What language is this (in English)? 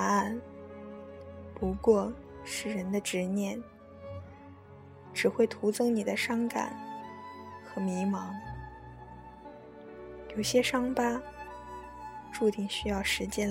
Chinese